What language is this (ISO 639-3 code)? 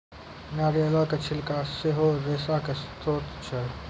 mai